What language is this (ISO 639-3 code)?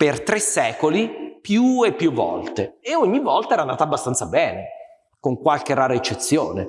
ita